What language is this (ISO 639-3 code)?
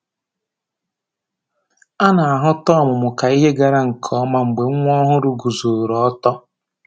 ibo